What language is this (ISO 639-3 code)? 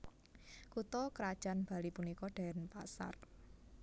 jav